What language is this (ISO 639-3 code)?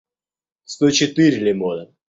rus